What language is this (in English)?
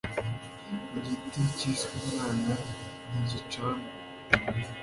Kinyarwanda